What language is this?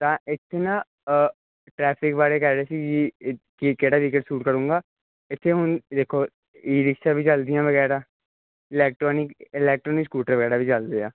Punjabi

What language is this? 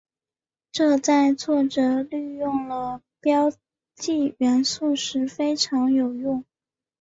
Chinese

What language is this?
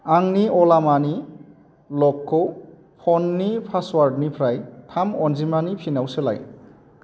Bodo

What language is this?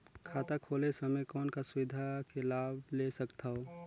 Chhattisgarhi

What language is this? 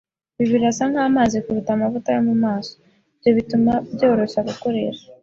Kinyarwanda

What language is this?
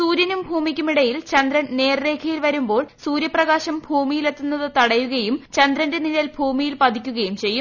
Malayalam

